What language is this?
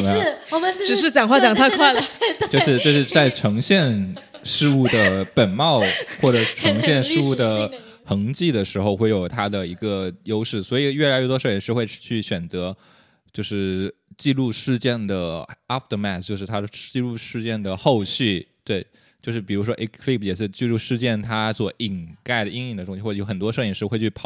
Chinese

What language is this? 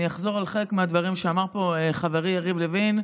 Hebrew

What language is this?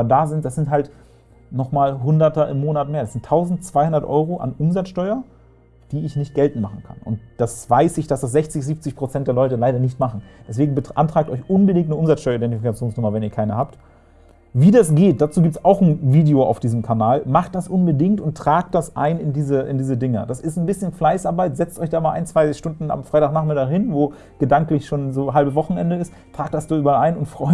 German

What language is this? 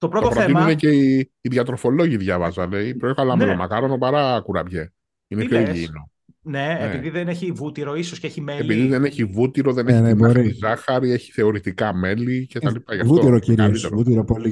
Greek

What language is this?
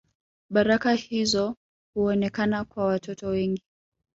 Swahili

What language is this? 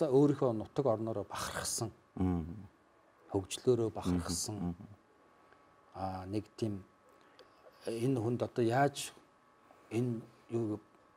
Turkish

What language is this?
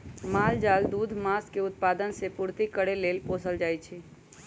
Magahi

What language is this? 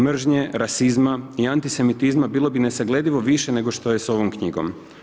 Croatian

